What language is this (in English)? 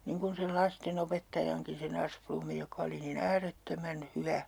Finnish